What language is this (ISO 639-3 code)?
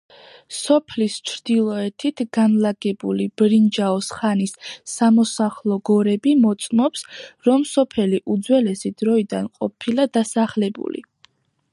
kat